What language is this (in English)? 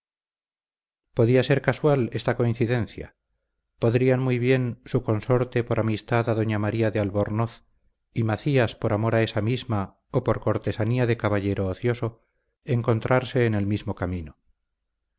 Spanish